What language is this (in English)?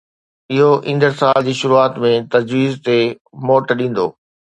Sindhi